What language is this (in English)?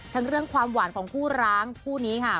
Thai